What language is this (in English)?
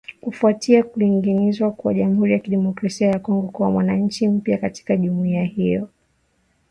Swahili